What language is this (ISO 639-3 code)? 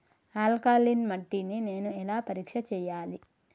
tel